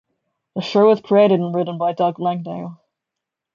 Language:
English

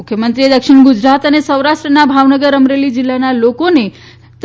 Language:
Gujarati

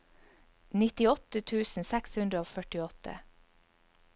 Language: Norwegian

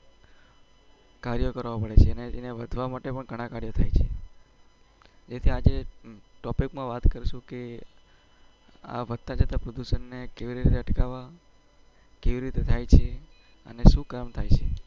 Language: Gujarati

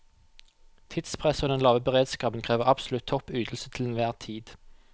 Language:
Norwegian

